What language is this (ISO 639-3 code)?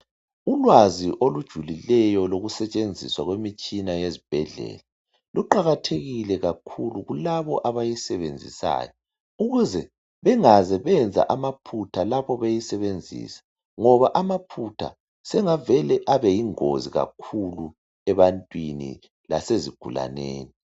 nde